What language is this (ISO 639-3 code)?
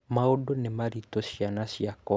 kik